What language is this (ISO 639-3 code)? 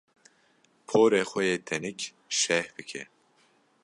kur